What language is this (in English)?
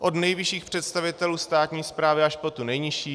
Czech